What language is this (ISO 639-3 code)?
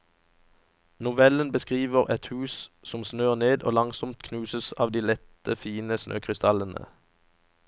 nor